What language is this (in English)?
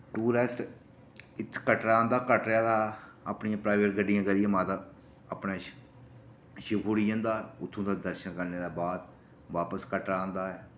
Dogri